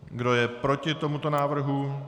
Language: Czech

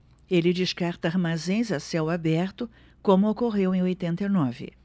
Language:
Portuguese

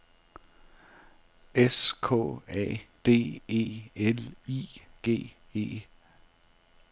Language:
Danish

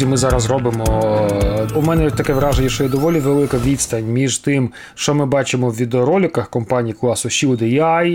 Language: Ukrainian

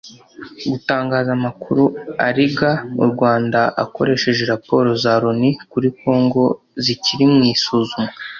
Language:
Kinyarwanda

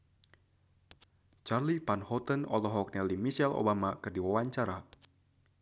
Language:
Sundanese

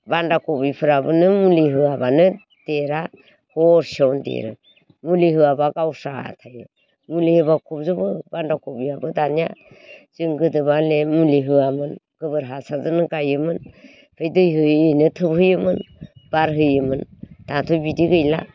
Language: Bodo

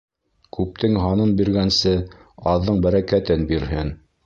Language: Bashkir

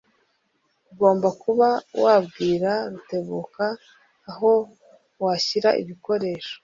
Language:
Kinyarwanda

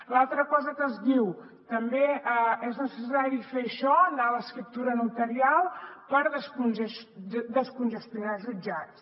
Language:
Catalan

